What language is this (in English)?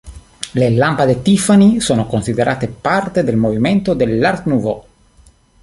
Italian